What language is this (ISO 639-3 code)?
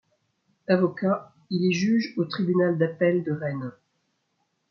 fra